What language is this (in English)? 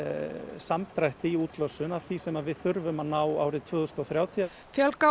Icelandic